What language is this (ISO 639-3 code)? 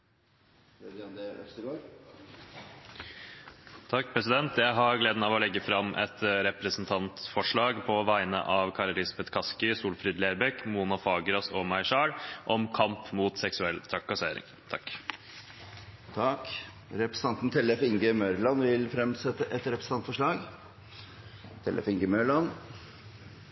nor